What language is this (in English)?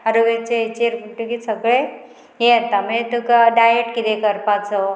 Konkani